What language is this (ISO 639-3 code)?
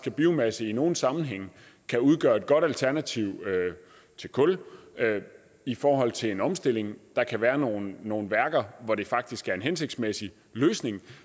dan